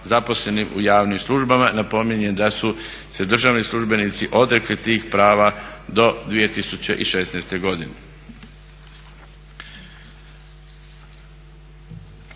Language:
Croatian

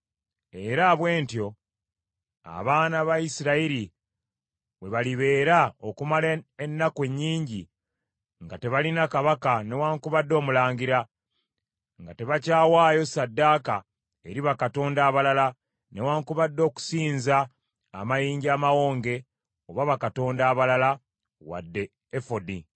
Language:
Ganda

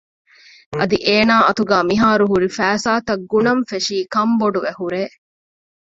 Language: Divehi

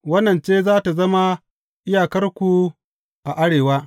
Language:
Hausa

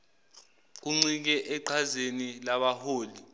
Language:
Zulu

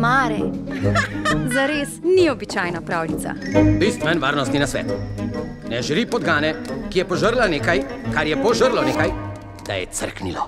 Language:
Romanian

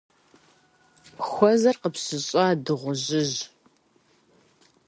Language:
Kabardian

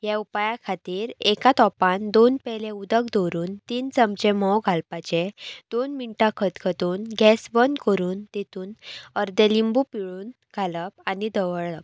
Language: Konkani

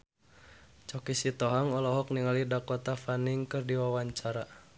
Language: Sundanese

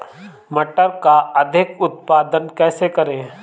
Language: Hindi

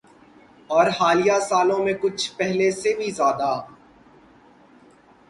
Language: Urdu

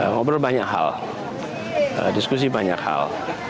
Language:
Indonesian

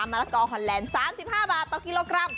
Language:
Thai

